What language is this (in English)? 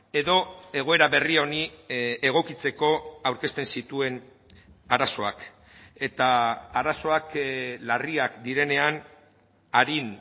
Basque